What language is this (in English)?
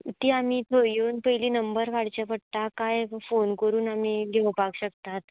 Konkani